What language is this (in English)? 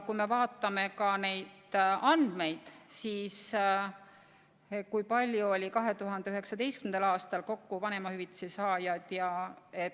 Estonian